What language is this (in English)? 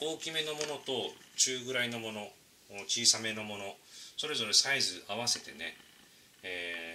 Japanese